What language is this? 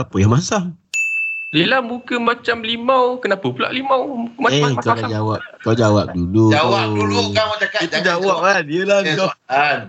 Malay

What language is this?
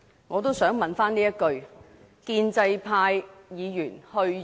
Cantonese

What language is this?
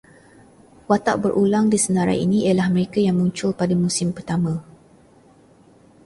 Malay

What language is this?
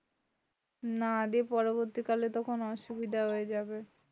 Bangla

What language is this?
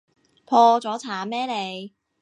Cantonese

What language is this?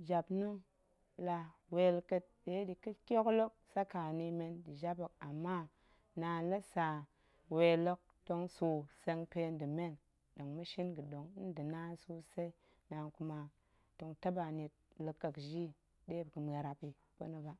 Goemai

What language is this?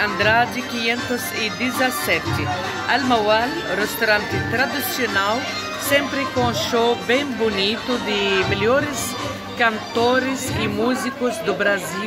Portuguese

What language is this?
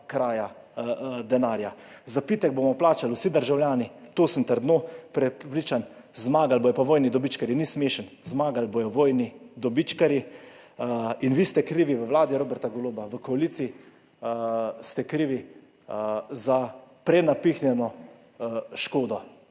Slovenian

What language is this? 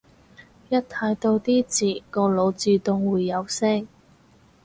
Cantonese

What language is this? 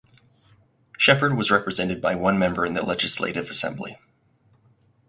English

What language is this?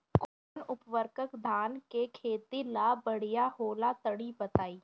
Bhojpuri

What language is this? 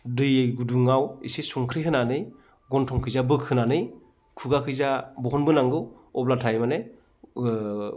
Bodo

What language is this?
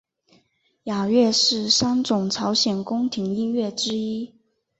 Chinese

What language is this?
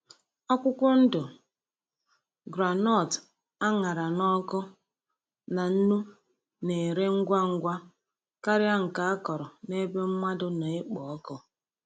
Igbo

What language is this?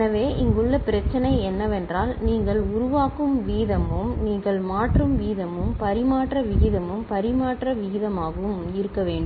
Tamil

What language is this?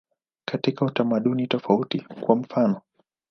Swahili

